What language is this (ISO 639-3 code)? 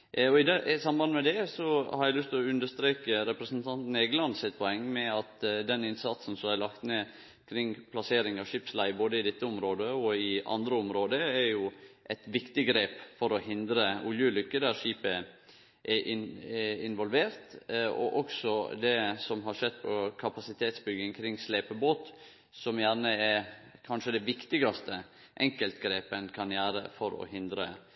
nno